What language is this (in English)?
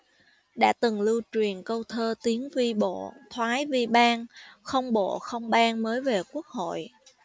Vietnamese